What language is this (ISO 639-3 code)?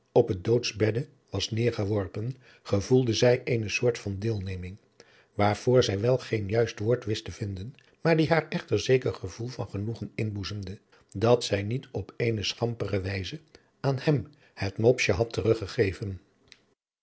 nld